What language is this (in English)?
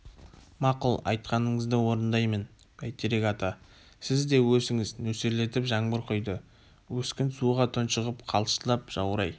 Kazakh